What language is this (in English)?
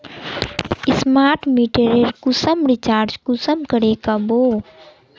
Magahi